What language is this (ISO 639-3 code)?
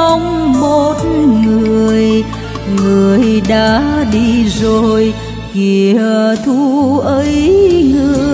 vie